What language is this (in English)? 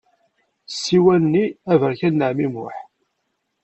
Kabyle